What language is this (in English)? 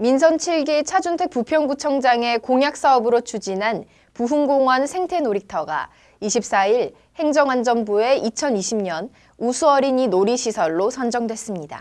Korean